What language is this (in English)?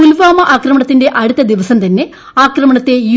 Malayalam